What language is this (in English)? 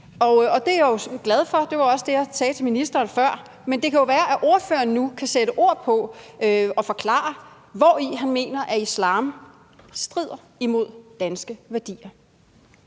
Danish